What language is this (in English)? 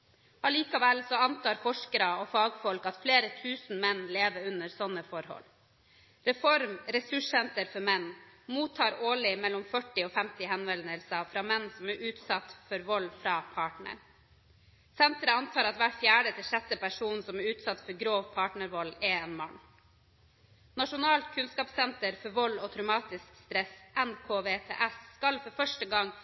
Norwegian Bokmål